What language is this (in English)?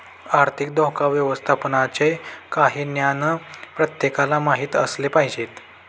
Marathi